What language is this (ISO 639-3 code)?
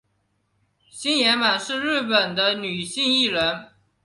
zho